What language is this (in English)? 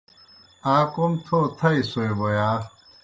Kohistani Shina